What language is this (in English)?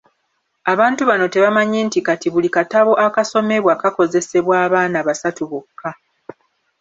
Ganda